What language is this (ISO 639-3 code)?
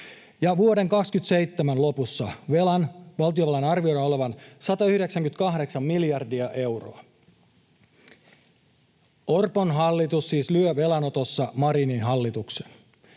fin